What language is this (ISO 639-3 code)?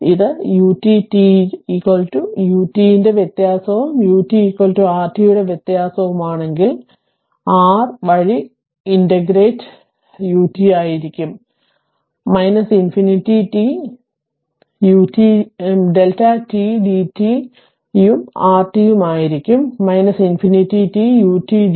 mal